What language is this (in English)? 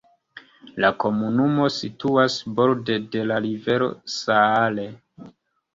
Esperanto